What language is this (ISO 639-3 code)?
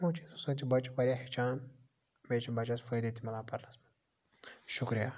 kas